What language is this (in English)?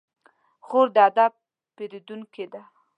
Pashto